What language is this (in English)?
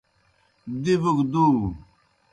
Kohistani Shina